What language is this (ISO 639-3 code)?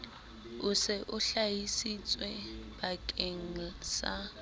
sot